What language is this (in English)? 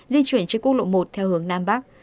Vietnamese